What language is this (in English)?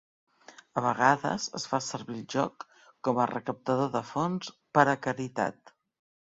Catalan